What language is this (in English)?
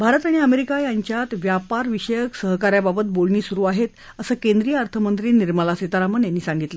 Marathi